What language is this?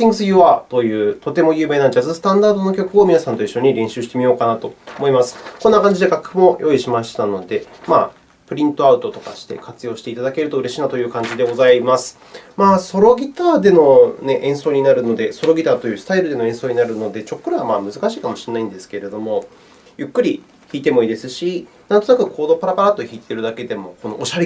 Japanese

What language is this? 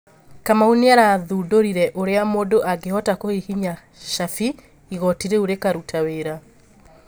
Kikuyu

